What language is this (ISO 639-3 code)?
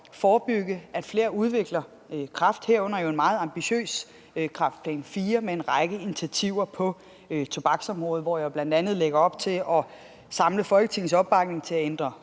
dan